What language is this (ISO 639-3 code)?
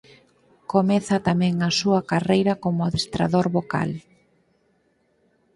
glg